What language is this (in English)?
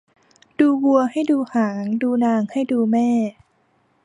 Thai